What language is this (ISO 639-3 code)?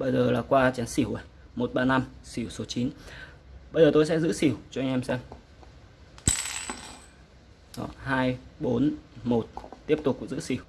vie